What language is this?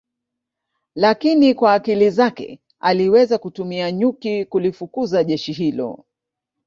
Swahili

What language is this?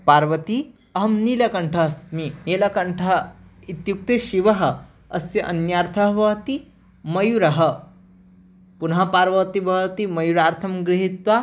Sanskrit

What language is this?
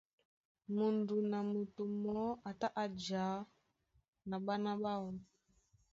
Duala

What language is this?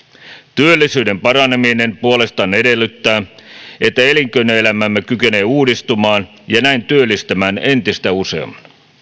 Finnish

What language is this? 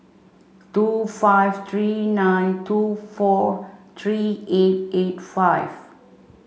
English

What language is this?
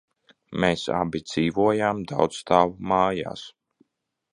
Latvian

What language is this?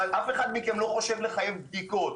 Hebrew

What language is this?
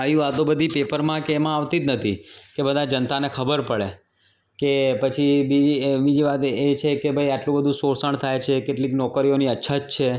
Gujarati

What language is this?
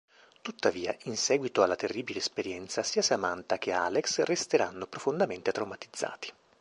Italian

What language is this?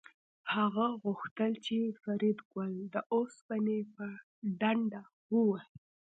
Pashto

